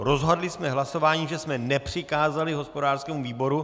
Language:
Czech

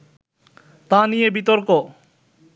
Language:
Bangla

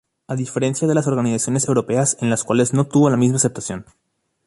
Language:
Spanish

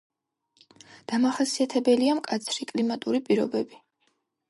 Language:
Georgian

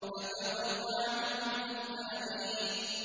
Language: Arabic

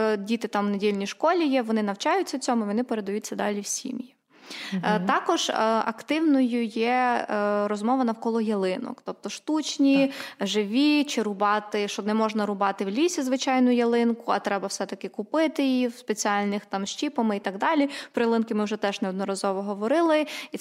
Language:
Ukrainian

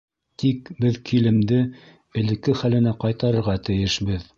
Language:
Bashkir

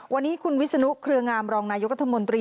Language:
Thai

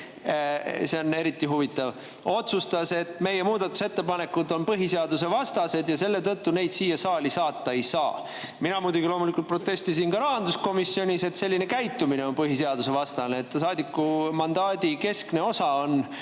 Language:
Estonian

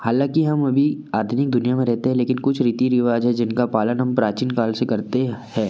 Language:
Hindi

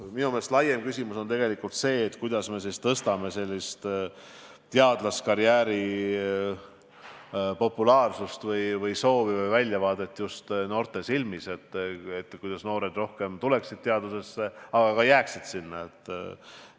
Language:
Estonian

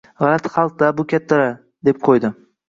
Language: Uzbek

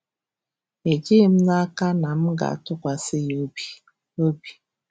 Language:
Igbo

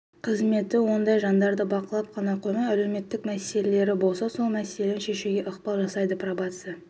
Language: Kazakh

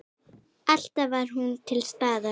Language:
Icelandic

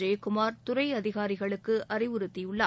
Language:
Tamil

